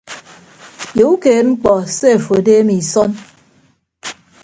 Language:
Ibibio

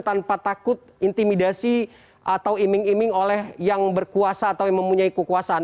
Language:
Indonesian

